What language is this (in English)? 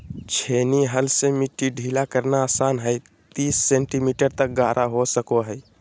Magahi